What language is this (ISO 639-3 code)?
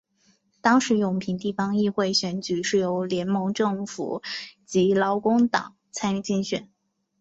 zho